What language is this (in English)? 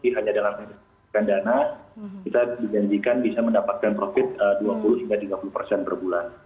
Indonesian